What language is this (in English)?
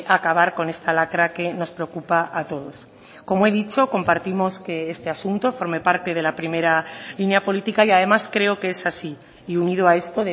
Spanish